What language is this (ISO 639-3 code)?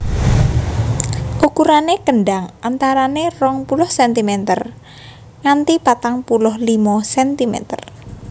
jav